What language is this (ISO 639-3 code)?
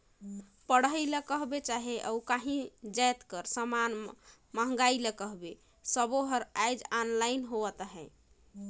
hne